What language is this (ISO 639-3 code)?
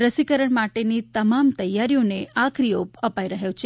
guj